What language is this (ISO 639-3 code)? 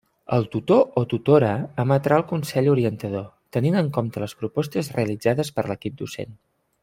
cat